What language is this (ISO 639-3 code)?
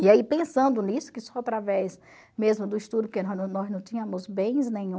por